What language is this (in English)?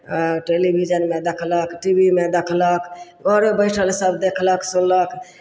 Maithili